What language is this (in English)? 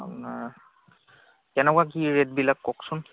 Assamese